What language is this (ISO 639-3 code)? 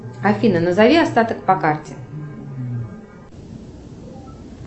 rus